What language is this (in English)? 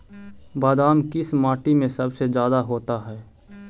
Magahi